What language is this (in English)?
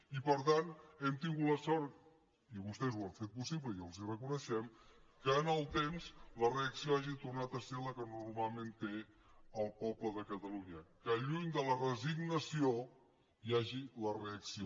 Catalan